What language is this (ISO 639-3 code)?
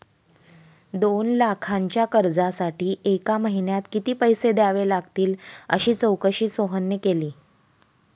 mar